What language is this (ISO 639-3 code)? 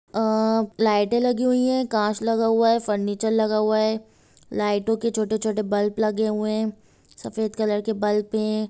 hin